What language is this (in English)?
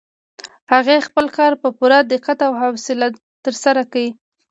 Pashto